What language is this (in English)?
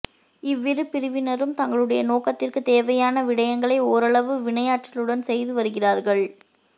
Tamil